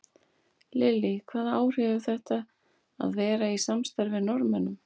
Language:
Icelandic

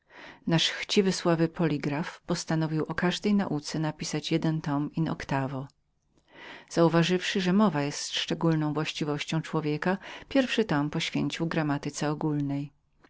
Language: Polish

